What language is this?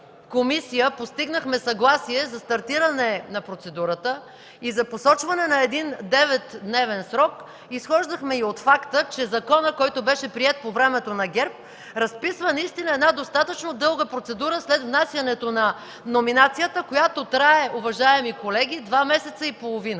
Bulgarian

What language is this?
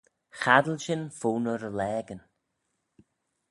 Manx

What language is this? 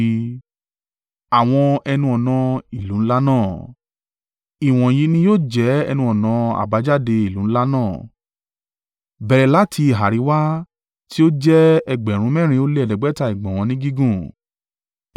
Yoruba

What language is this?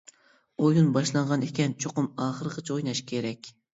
Uyghur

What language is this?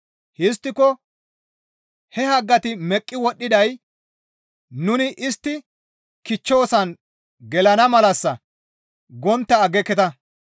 Gamo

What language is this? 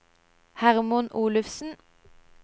Norwegian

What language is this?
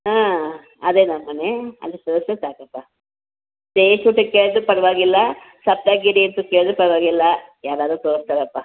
Kannada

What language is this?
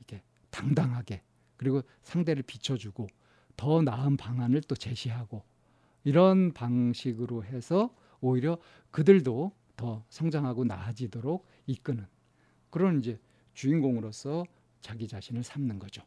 Korean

